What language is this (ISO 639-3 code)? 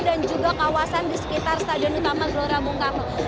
ind